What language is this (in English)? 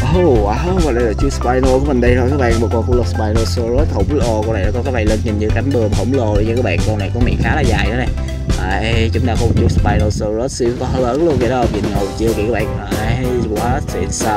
Vietnamese